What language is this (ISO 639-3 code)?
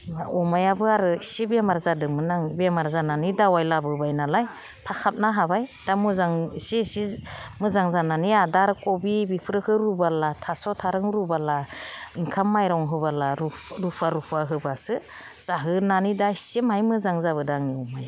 brx